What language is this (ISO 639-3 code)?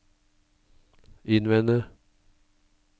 nor